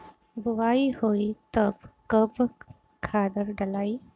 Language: Bhojpuri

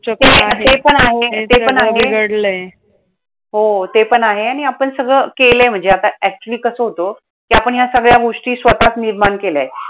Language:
Marathi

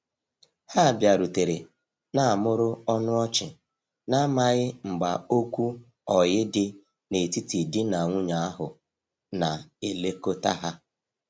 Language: Igbo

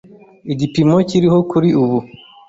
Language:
Kinyarwanda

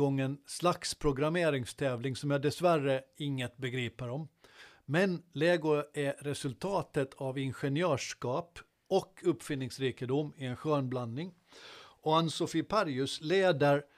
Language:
Swedish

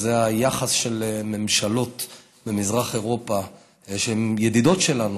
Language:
Hebrew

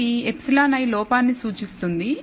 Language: Telugu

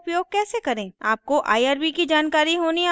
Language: Hindi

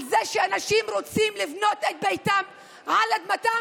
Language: Hebrew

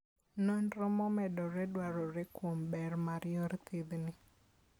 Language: Luo (Kenya and Tanzania)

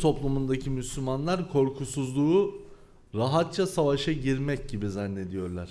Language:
Turkish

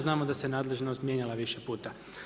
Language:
Croatian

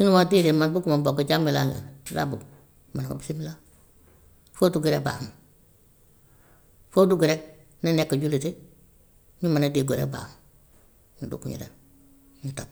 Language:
Gambian Wolof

